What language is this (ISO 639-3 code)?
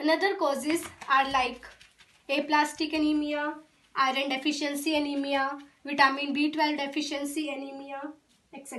eng